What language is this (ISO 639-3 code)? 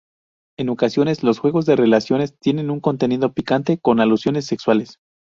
spa